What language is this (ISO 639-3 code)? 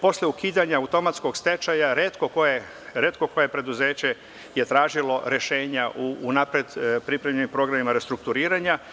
srp